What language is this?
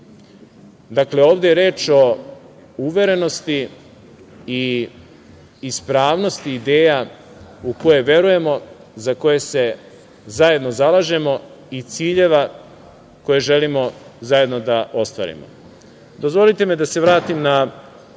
Serbian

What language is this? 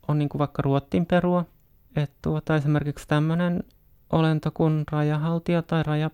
Finnish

